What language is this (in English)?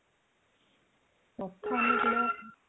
Odia